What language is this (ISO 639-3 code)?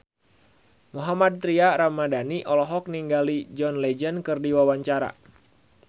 sun